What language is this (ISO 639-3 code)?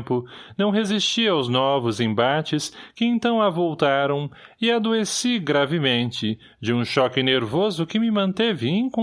por